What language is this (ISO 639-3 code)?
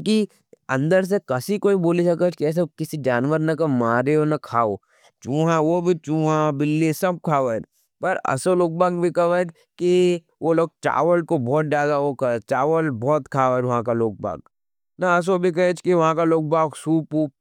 noe